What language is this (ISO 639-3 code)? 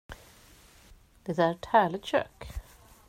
swe